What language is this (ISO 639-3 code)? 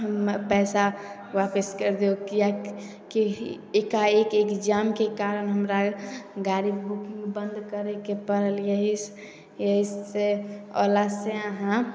mai